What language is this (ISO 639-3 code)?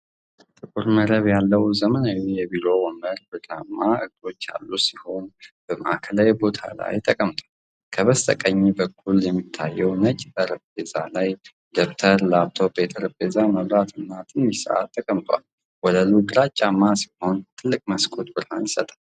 amh